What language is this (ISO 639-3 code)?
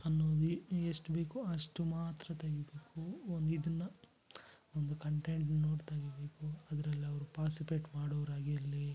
kan